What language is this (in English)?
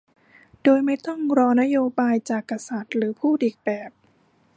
Thai